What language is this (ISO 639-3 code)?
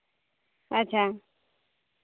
sat